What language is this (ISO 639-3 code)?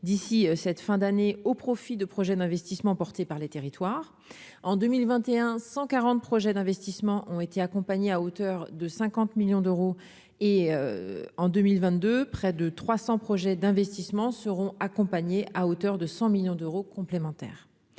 fra